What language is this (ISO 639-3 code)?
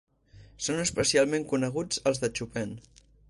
cat